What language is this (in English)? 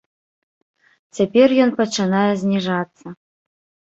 Belarusian